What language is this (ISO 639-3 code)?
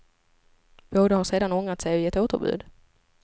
swe